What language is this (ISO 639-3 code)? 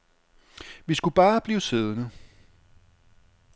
dan